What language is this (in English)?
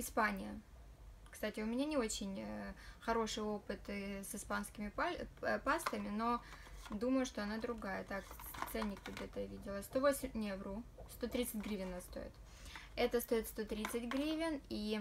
Russian